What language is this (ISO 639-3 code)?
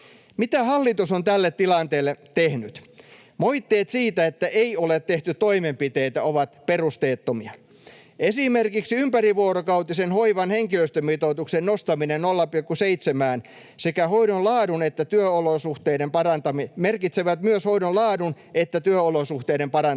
fin